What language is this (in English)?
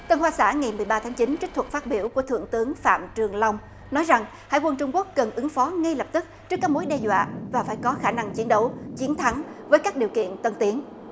Vietnamese